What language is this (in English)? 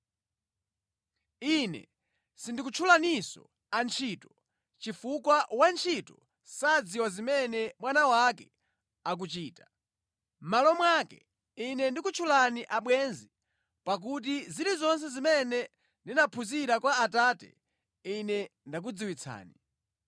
Nyanja